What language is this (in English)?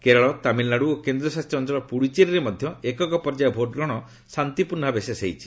Odia